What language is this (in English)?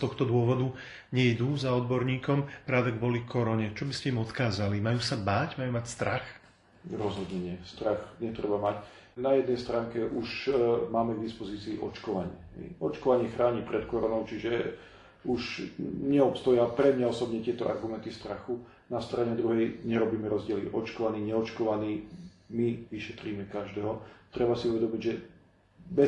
Slovak